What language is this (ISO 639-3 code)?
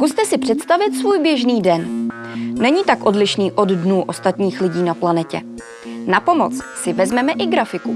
ces